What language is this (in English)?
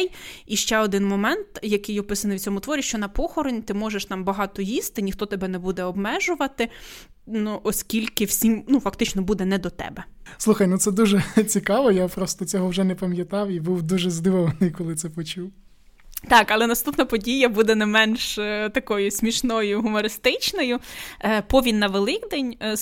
Ukrainian